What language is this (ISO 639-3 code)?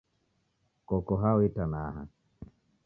dav